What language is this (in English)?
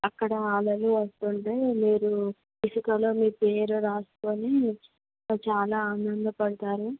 Telugu